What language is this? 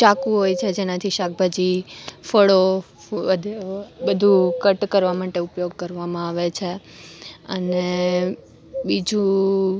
Gujarati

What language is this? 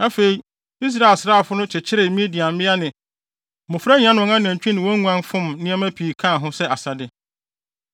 Akan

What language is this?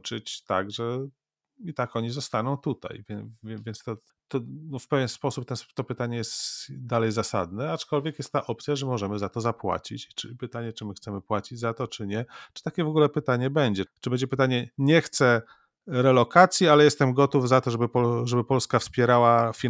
Polish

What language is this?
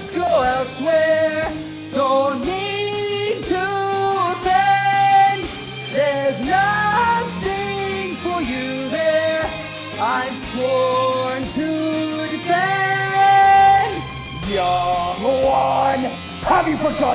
English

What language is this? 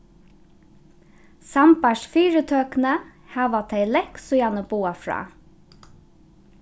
Faroese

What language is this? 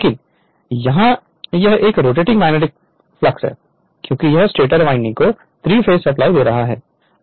Hindi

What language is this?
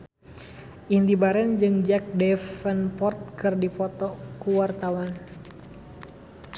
Sundanese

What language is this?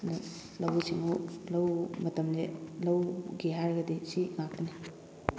Manipuri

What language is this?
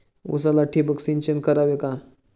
Marathi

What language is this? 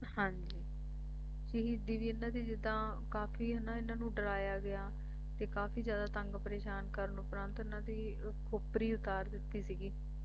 Punjabi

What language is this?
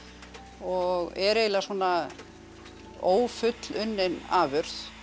Icelandic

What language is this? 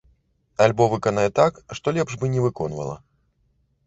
Belarusian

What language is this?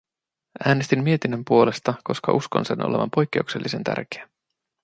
Finnish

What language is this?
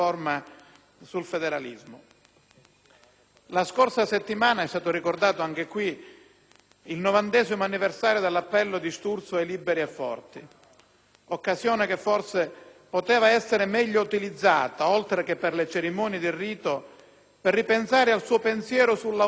Italian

